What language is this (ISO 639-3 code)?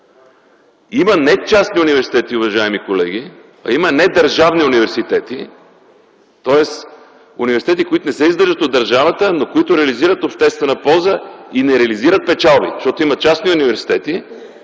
bul